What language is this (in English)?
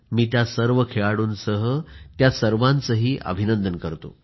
Marathi